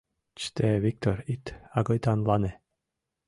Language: Mari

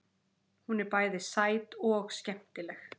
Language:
Icelandic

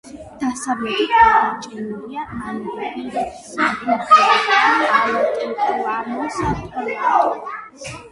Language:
Georgian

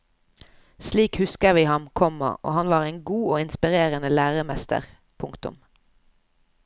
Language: Norwegian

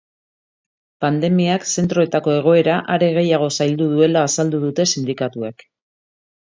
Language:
Basque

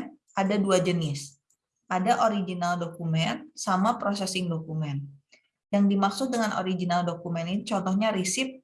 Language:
Indonesian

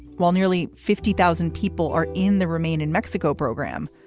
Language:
English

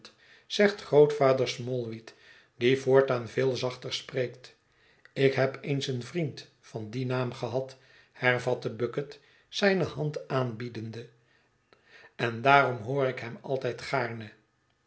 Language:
Dutch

